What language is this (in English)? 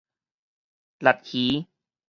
Min Nan Chinese